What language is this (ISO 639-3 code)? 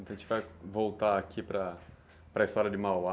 por